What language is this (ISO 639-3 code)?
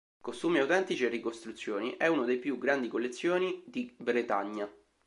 ita